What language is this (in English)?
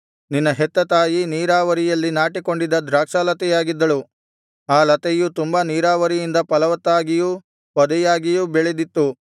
Kannada